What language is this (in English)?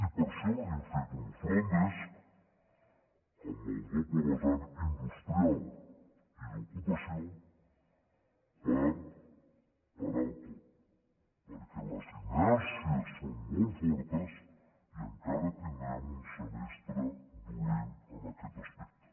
Catalan